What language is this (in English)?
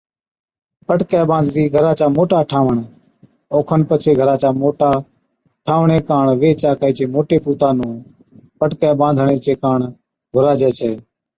Od